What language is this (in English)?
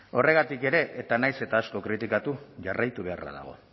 Basque